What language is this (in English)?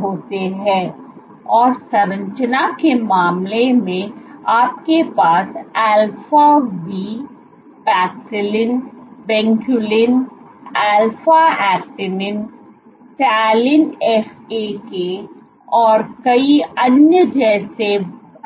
Hindi